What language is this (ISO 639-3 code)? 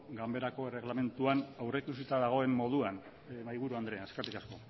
eus